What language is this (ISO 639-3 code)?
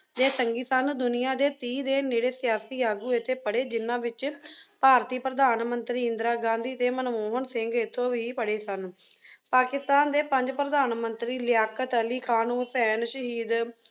pan